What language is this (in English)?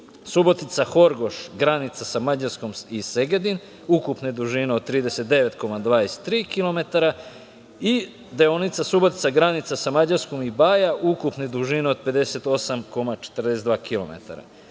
Serbian